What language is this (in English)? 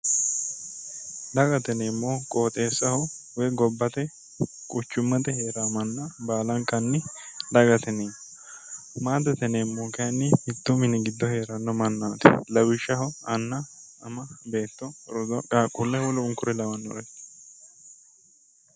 Sidamo